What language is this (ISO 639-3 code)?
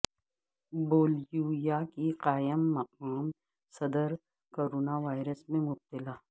urd